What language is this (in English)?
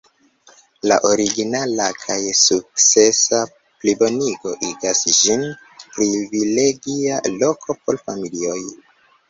Esperanto